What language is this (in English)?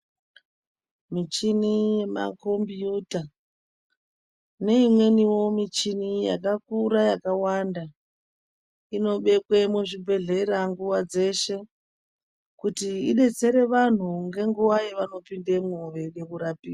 Ndau